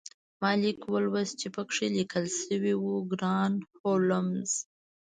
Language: Pashto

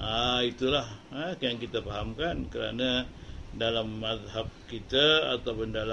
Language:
Malay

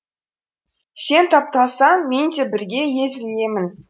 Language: Kazakh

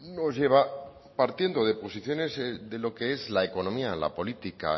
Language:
Spanish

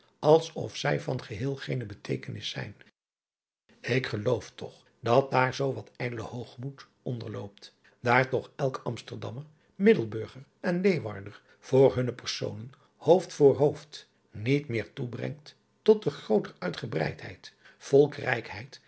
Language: Dutch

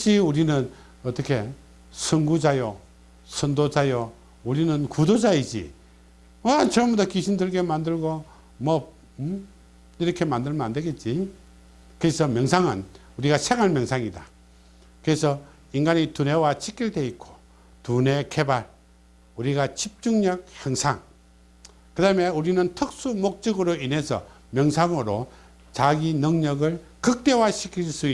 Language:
Korean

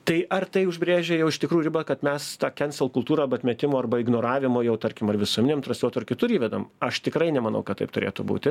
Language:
Lithuanian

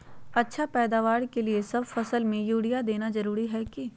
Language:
Magahi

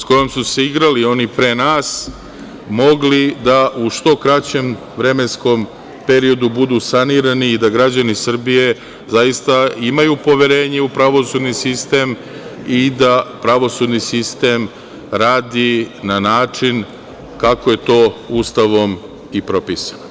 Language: Serbian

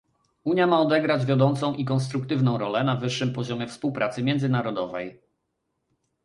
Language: Polish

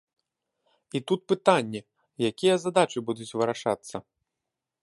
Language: Belarusian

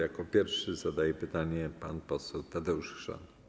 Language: Polish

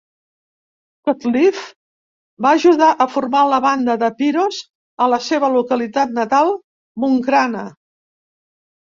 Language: Catalan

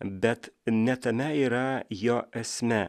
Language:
Lithuanian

